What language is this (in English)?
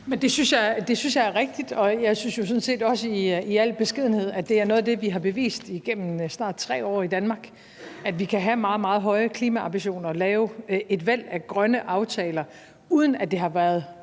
Danish